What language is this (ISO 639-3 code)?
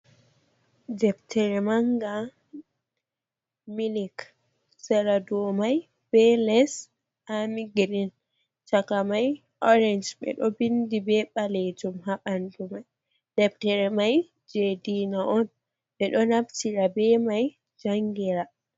ful